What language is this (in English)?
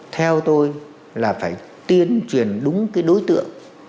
Vietnamese